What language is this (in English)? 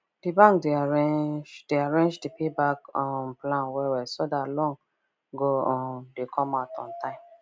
Nigerian Pidgin